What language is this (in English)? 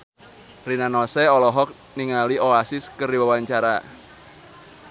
Sundanese